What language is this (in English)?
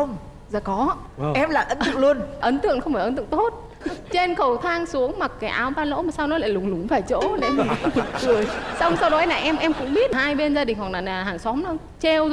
Vietnamese